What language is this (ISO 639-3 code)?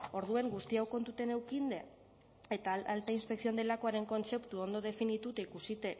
eus